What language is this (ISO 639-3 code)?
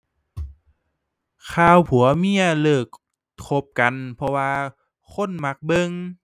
tha